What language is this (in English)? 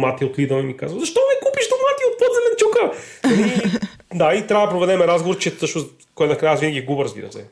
Bulgarian